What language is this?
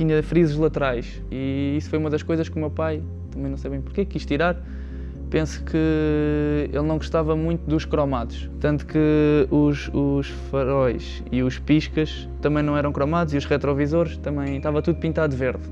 Portuguese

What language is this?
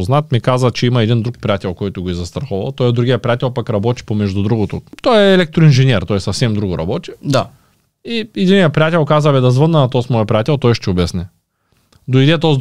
Bulgarian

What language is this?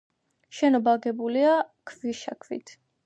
Georgian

